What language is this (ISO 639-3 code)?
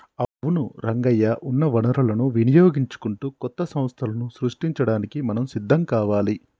tel